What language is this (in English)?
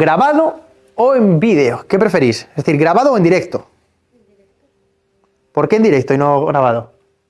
Spanish